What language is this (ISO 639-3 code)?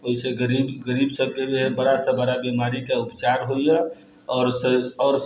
mai